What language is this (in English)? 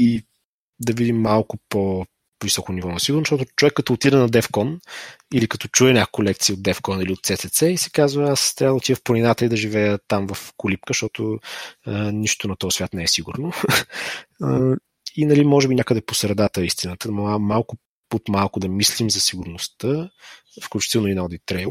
Bulgarian